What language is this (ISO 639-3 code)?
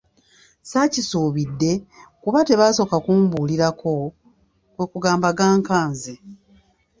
lug